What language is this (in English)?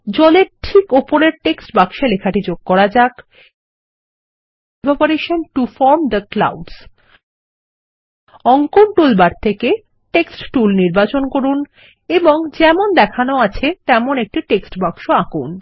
Bangla